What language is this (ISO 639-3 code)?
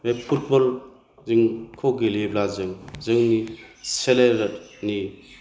brx